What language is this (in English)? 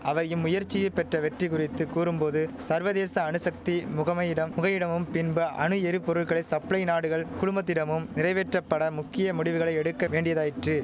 Tamil